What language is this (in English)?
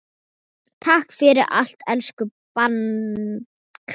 Icelandic